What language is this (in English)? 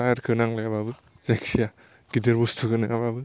Bodo